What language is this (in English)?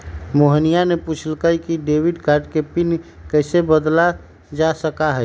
Magahi